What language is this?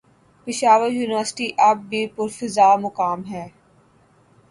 Urdu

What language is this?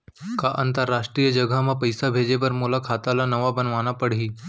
Chhattisgarhi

